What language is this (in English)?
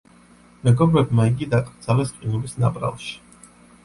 Georgian